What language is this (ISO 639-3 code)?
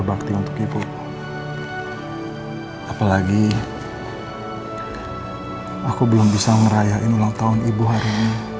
ind